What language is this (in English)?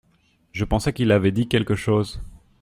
French